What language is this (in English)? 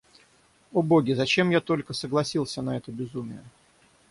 Russian